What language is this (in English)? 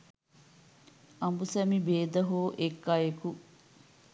Sinhala